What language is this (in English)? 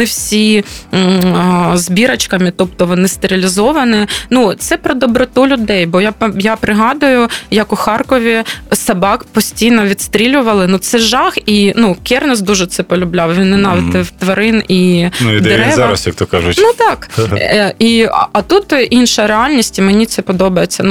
Ukrainian